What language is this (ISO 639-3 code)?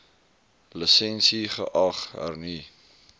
afr